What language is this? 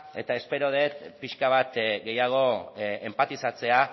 Basque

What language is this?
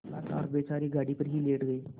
Hindi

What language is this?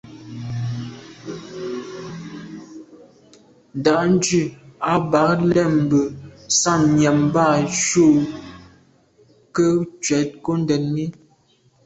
Medumba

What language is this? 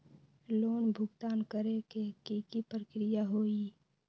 Magahi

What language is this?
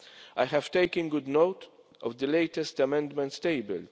English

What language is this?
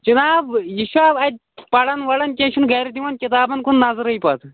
Kashmiri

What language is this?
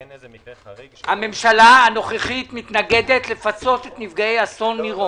Hebrew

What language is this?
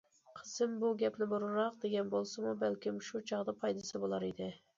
Uyghur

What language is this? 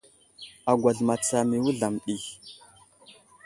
Wuzlam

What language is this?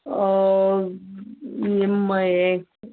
Konkani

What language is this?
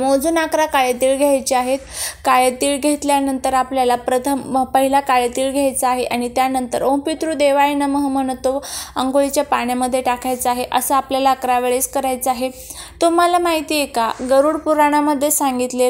Romanian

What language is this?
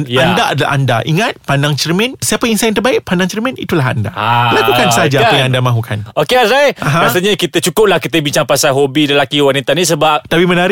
Malay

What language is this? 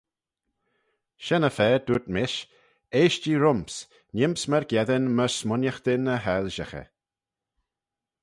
Manx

